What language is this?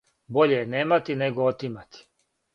Serbian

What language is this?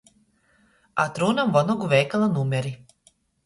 Latgalian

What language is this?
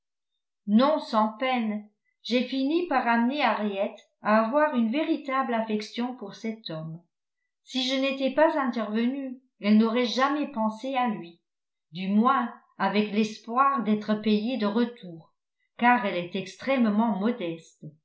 French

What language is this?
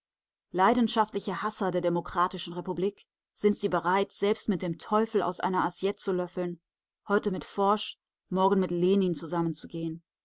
German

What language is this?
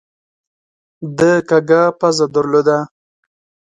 Pashto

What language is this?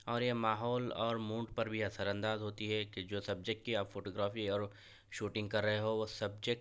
Urdu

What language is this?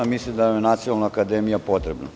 Serbian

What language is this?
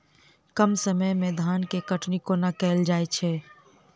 Maithili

